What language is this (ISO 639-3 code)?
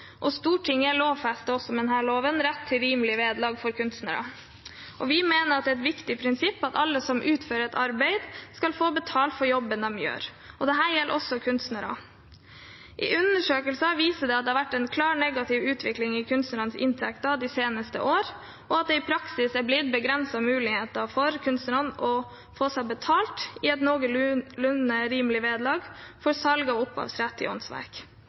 nob